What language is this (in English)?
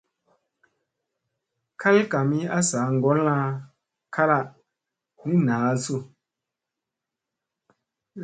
Musey